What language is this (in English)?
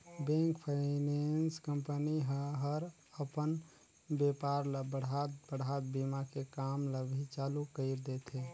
Chhattisgarhi